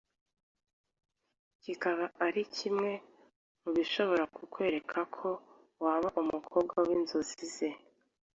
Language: Kinyarwanda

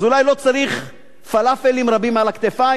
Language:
Hebrew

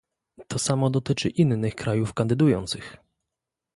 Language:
Polish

